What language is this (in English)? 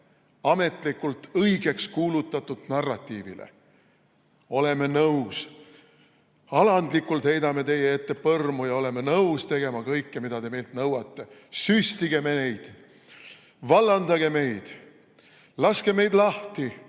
Estonian